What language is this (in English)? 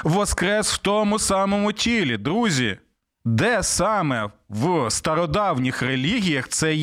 Ukrainian